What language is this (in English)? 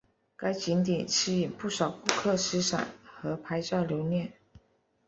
Chinese